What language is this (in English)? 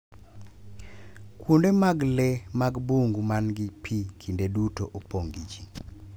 Luo (Kenya and Tanzania)